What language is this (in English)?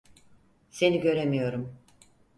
Turkish